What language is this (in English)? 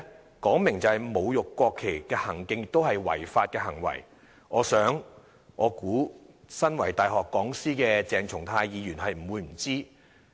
Cantonese